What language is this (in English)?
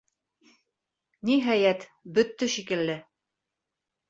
Bashkir